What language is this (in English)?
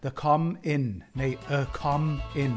Welsh